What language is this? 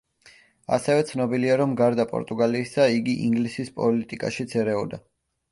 Georgian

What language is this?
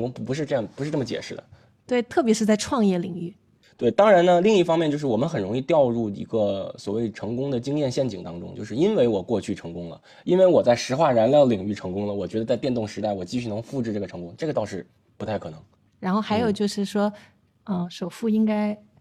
Chinese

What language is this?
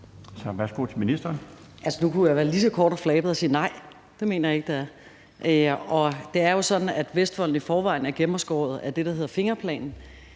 Danish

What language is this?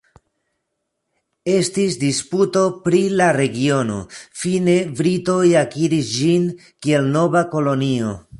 Esperanto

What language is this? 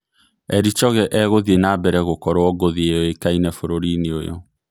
Kikuyu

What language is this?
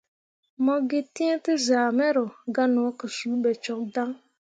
Mundang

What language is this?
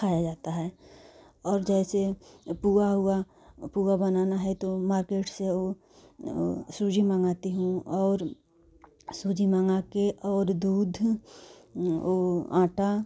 Hindi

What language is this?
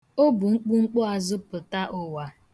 Igbo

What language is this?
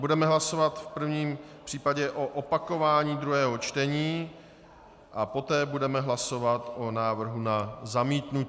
Czech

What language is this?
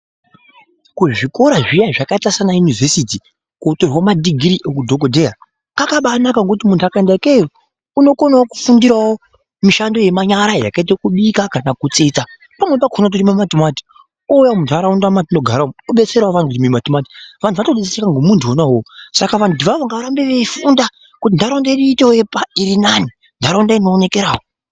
Ndau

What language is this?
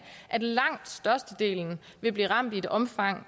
Danish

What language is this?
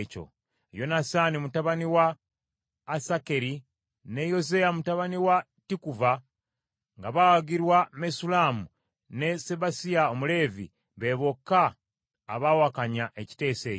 Ganda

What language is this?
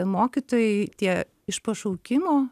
Lithuanian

